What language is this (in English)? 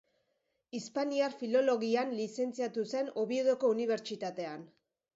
Basque